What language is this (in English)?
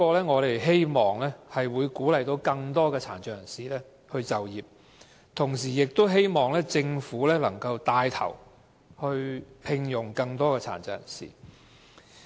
Cantonese